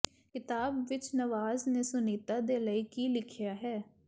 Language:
Punjabi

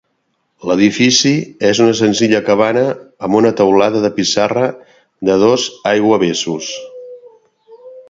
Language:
Catalan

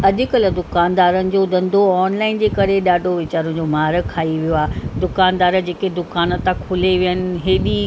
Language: Sindhi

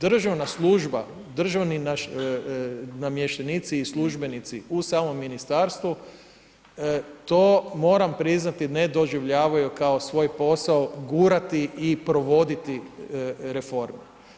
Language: Croatian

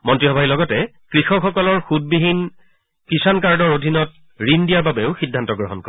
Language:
Assamese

